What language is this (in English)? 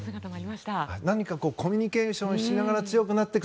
Japanese